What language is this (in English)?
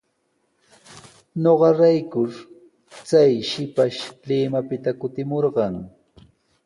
Sihuas Ancash Quechua